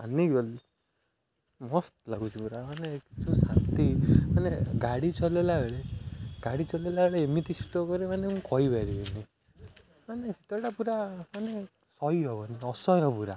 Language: Odia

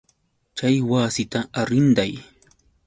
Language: Yauyos Quechua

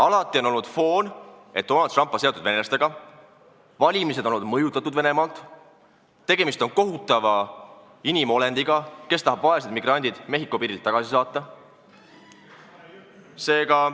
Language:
Estonian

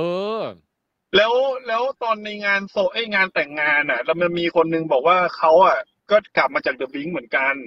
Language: Thai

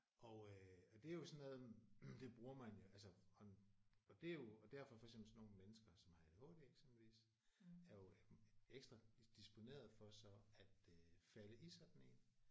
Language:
Danish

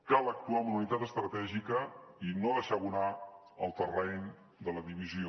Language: Catalan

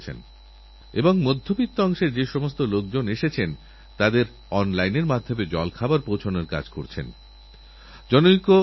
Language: Bangla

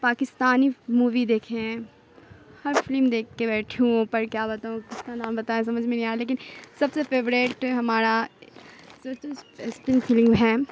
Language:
Urdu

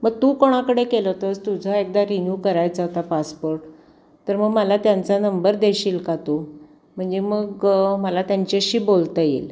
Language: Marathi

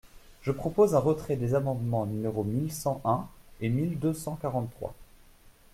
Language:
French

